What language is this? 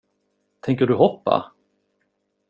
Swedish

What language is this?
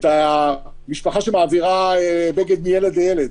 Hebrew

